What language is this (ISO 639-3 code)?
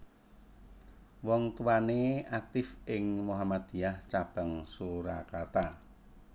jav